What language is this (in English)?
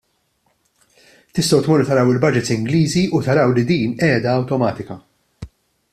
Maltese